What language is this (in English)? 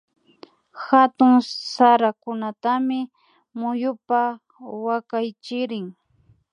Imbabura Highland Quichua